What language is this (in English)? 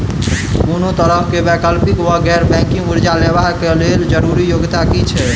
Maithili